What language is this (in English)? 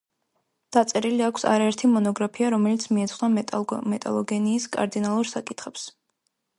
Georgian